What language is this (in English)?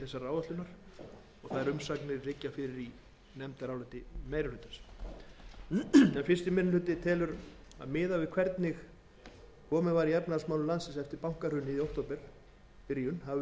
Icelandic